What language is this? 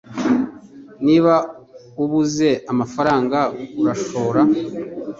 Kinyarwanda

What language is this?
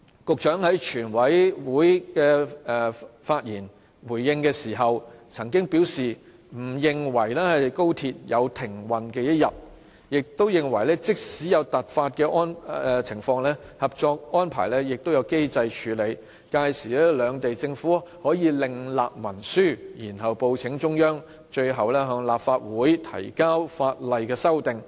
Cantonese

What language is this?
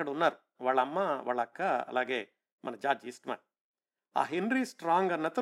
Telugu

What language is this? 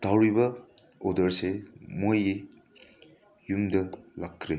Manipuri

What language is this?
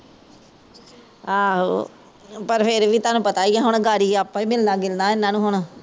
Punjabi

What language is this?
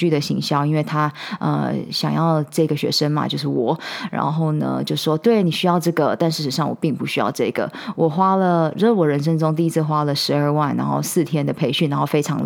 Chinese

